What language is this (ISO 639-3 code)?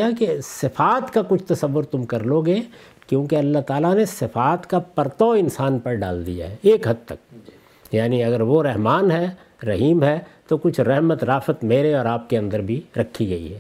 urd